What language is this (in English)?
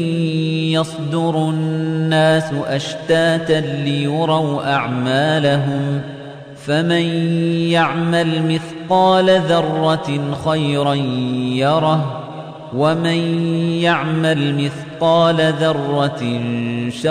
Arabic